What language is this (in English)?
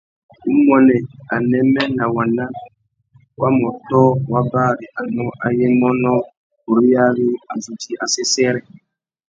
Tuki